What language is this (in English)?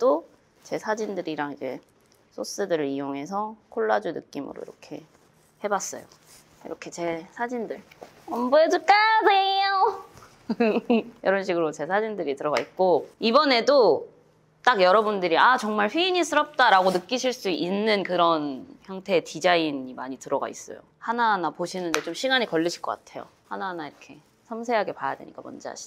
Korean